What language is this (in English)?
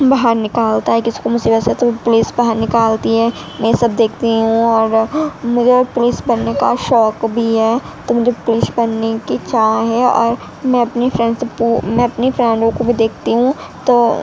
Urdu